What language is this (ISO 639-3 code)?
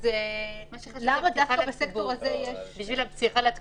heb